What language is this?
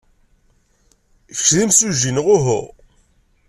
Kabyle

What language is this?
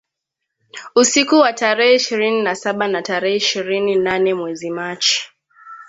Swahili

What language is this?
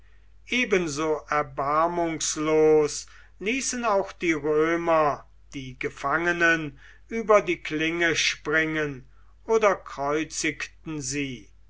German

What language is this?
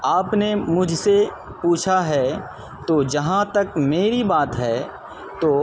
Urdu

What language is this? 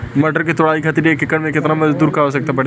Bhojpuri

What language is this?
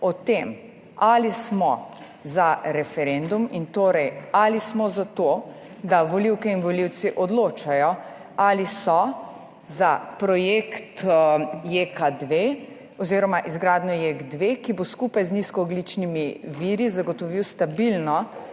Slovenian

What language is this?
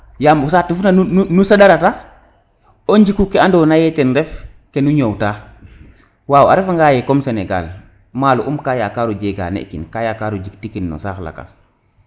Serer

